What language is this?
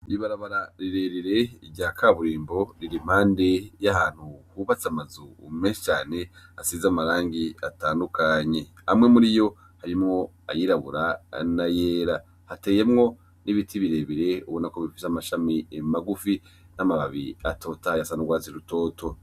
Rundi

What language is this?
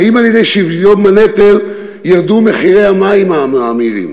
Hebrew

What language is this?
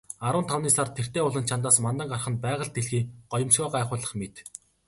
Mongolian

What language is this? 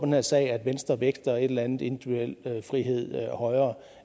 Danish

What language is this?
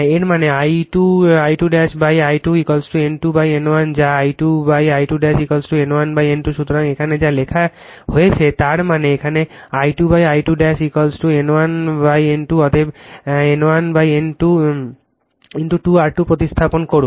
Bangla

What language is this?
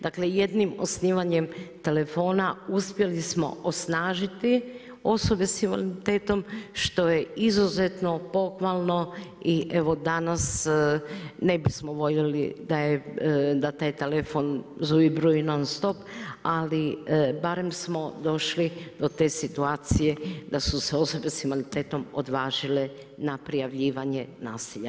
Croatian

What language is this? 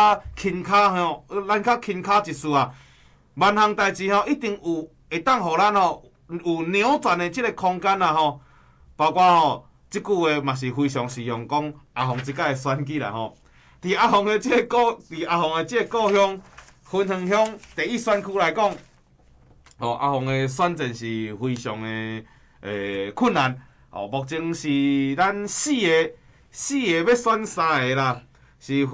Chinese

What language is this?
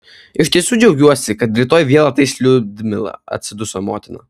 Lithuanian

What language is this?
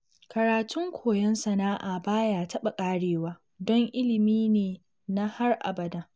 Hausa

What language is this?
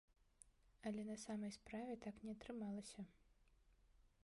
Belarusian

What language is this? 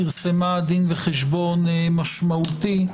Hebrew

